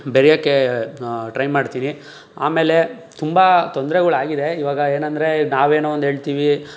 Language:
Kannada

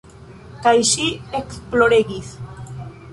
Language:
Esperanto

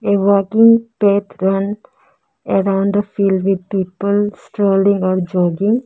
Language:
English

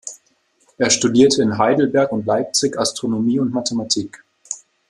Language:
German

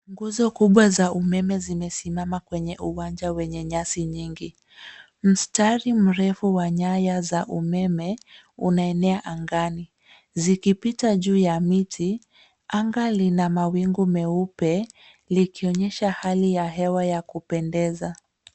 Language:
Swahili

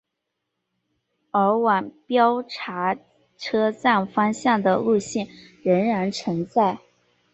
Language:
Chinese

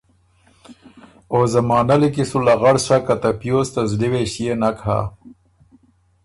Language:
Ormuri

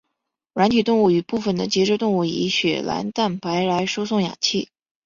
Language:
Chinese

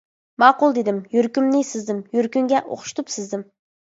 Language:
Uyghur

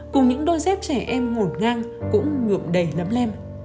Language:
Vietnamese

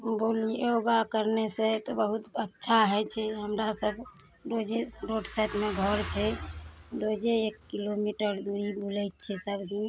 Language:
Maithili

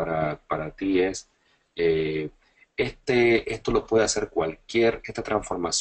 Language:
Spanish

